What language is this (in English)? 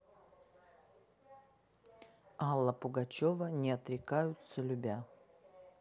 Russian